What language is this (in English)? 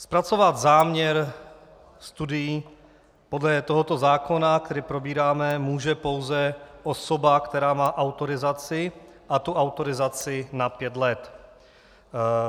Czech